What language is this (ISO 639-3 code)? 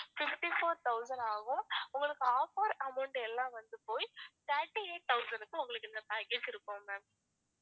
tam